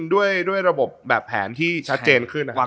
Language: Thai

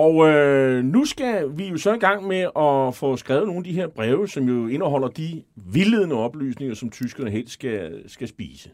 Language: Danish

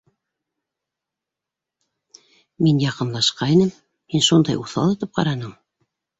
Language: Bashkir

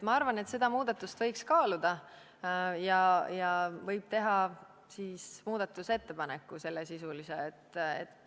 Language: Estonian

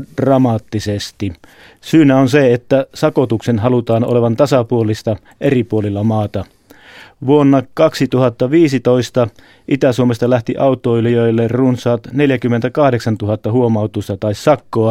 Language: Finnish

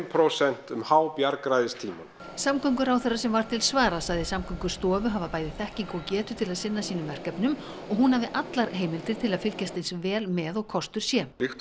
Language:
Icelandic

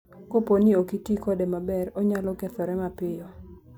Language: Luo (Kenya and Tanzania)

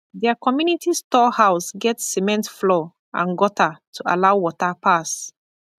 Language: Nigerian Pidgin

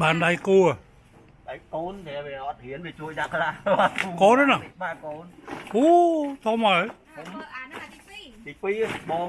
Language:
Vietnamese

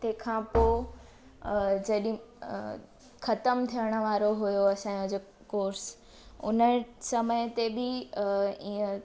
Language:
Sindhi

